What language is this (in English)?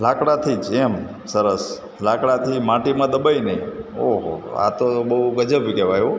Gujarati